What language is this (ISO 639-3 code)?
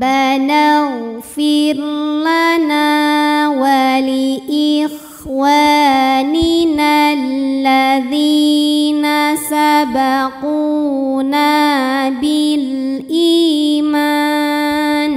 ara